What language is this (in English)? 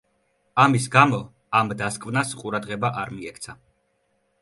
Georgian